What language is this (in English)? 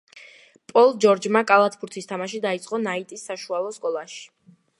Georgian